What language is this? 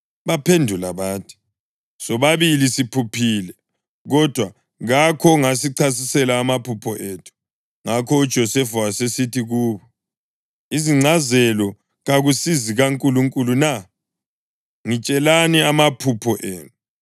North Ndebele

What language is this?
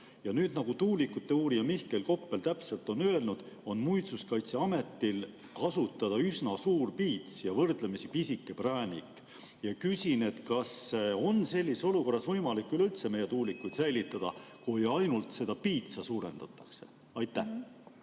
Estonian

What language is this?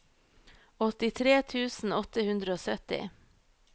Norwegian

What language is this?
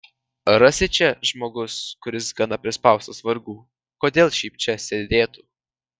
Lithuanian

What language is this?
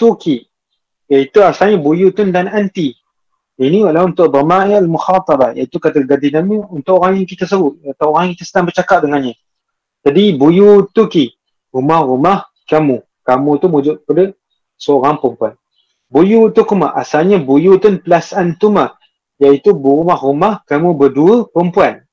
Malay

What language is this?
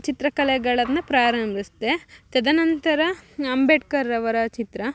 Kannada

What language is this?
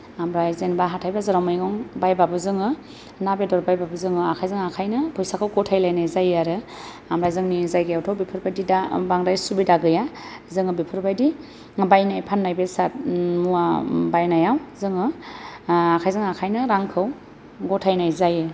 Bodo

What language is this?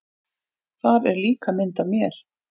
Icelandic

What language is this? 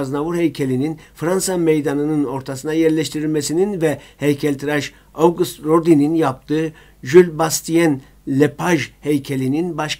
Turkish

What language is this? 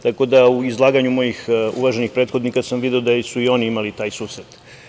Serbian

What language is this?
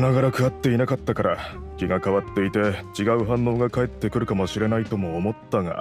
Japanese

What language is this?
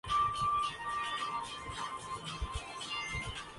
Urdu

